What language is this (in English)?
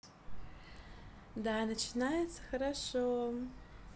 Russian